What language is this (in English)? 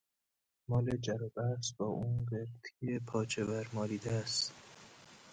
Persian